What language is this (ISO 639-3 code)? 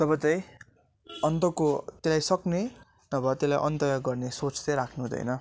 nep